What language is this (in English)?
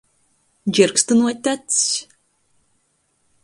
Latgalian